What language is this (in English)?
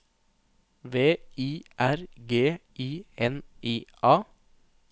Norwegian